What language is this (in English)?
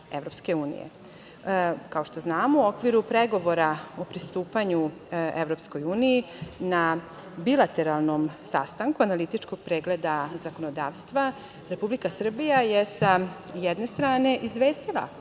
Serbian